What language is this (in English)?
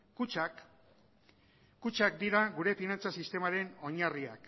Basque